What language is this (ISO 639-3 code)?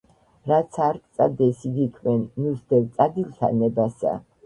kat